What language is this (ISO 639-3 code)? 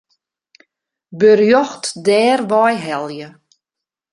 fry